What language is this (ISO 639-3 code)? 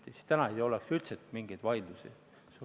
est